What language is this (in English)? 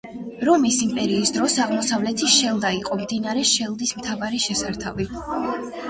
Georgian